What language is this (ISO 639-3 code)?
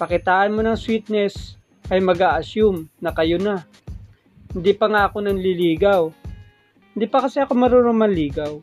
fil